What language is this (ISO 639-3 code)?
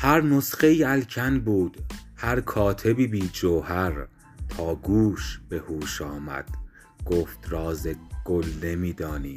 fas